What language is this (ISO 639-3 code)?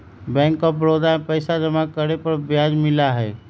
mag